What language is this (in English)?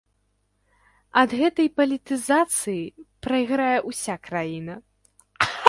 Belarusian